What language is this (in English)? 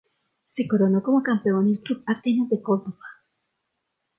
Spanish